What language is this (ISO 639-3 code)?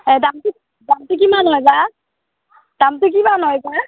asm